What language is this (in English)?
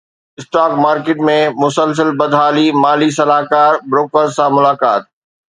Sindhi